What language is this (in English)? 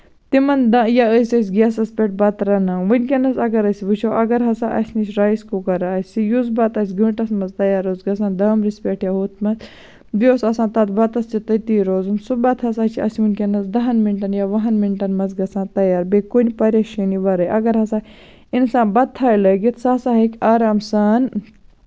Kashmiri